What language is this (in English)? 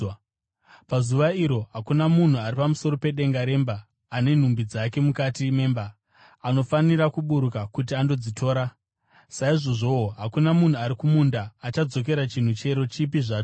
Shona